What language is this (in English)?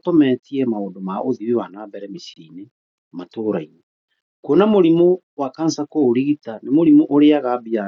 Kikuyu